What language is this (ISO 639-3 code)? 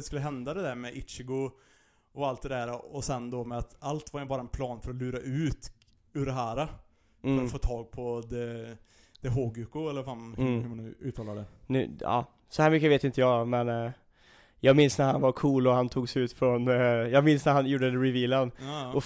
swe